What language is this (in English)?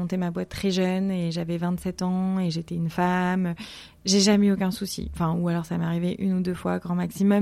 French